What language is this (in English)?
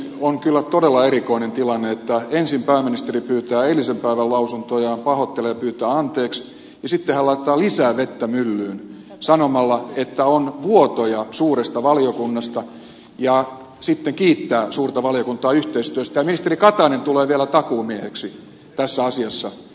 Finnish